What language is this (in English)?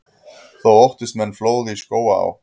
Icelandic